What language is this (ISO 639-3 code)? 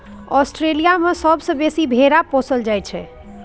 mai